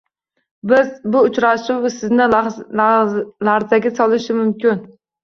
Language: Uzbek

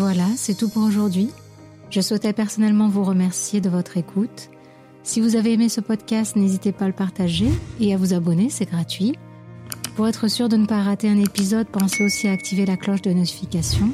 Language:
French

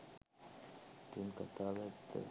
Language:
Sinhala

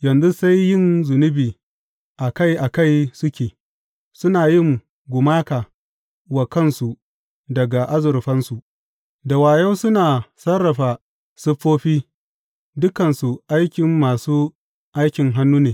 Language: Hausa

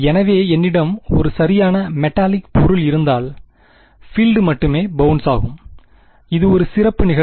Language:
Tamil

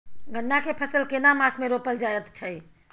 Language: Maithili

